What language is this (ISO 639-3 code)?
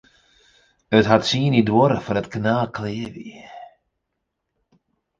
fry